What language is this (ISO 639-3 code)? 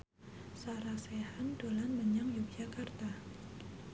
jav